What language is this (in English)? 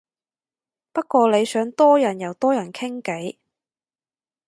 Cantonese